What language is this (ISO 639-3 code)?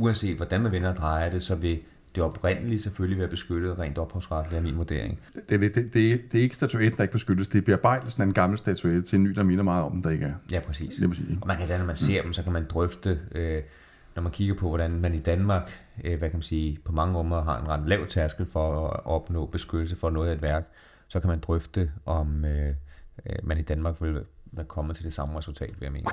dan